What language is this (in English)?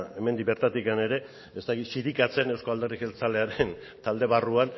Basque